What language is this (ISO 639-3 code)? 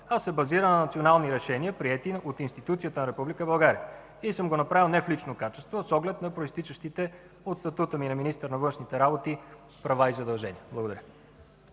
bul